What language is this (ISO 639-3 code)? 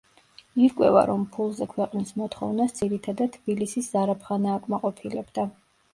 kat